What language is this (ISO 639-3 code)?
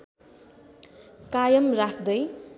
nep